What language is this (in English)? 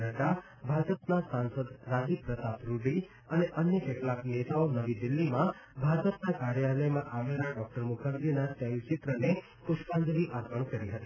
Gujarati